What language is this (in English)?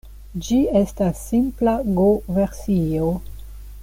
Esperanto